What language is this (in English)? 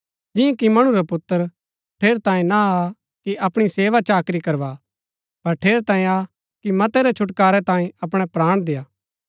Gaddi